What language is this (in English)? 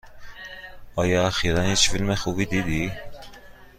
Persian